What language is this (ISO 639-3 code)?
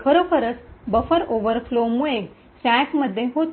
mar